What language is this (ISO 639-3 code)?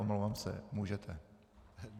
ces